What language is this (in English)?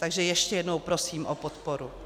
Czech